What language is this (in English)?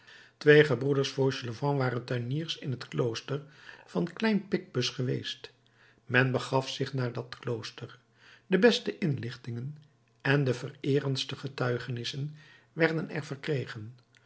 Dutch